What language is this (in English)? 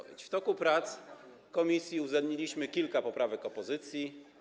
Polish